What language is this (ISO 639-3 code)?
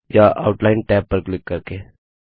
hin